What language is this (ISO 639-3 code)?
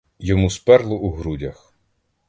ukr